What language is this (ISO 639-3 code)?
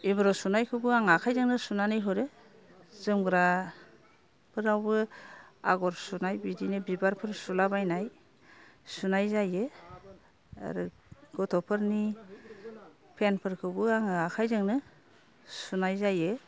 brx